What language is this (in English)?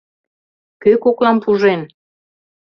Mari